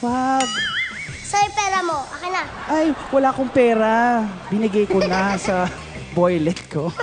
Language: Filipino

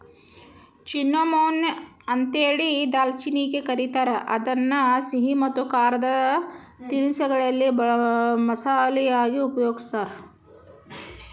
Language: Kannada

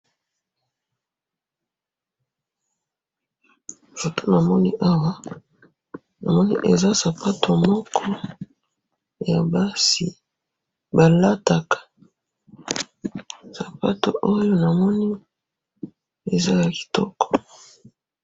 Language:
Lingala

